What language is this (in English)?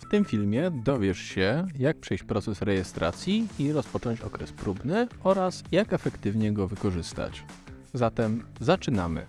Polish